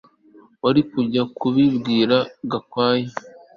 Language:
Kinyarwanda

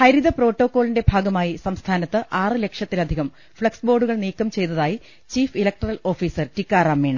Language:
Malayalam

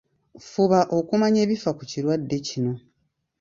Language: Ganda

